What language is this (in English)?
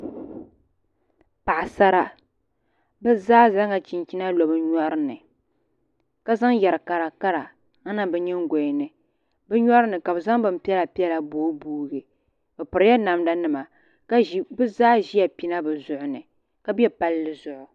Dagbani